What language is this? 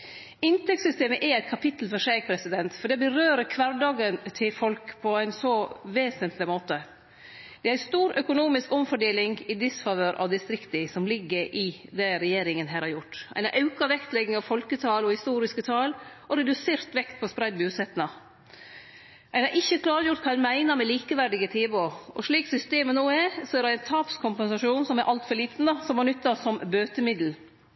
Norwegian Nynorsk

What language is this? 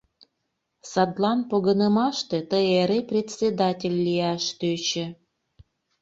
Mari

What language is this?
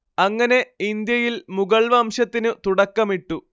Malayalam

